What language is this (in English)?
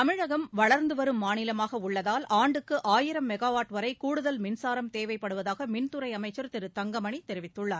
Tamil